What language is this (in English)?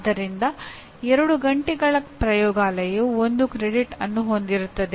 Kannada